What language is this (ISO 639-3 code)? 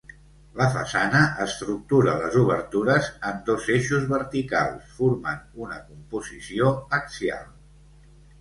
cat